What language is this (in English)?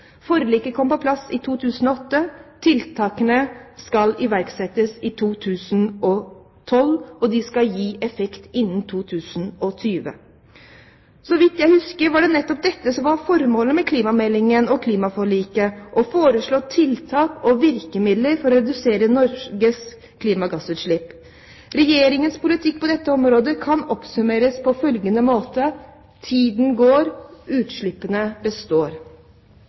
Norwegian Bokmål